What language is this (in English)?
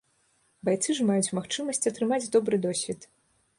Belarusian